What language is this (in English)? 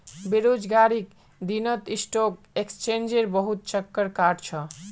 Magahi